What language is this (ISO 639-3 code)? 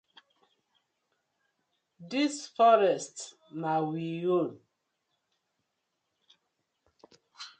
pcm